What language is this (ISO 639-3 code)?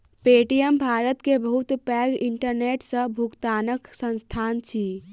mai